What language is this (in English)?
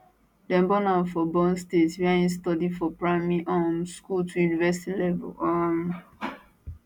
Nigerian Pidgin